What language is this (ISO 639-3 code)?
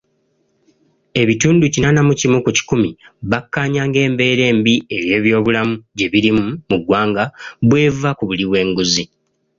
lug